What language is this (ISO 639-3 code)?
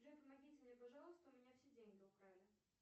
rus